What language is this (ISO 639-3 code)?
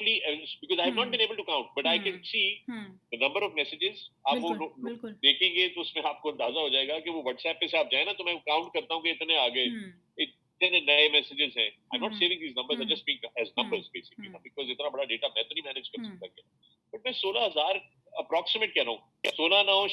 urd